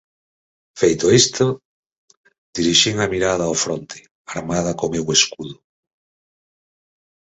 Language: Galician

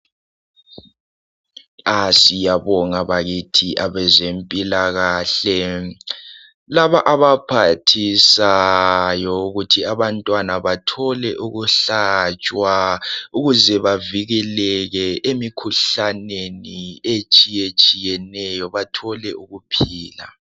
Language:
North Ndebele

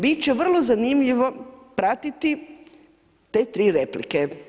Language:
Croatian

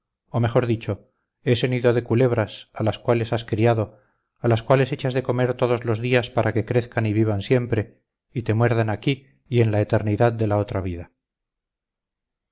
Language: Spanish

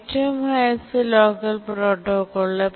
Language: Malayalam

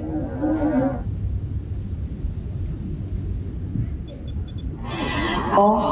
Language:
Portuguese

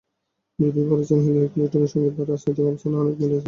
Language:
Bangla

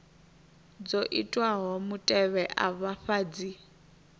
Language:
Venda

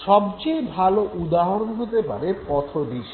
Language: Bangla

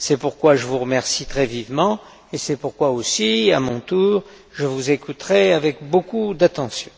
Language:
French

